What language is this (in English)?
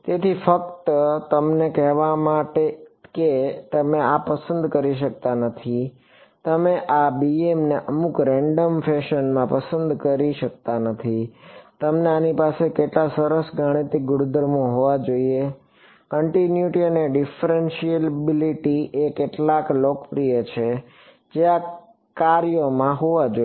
Gujarati